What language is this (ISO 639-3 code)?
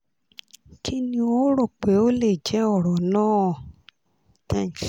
yor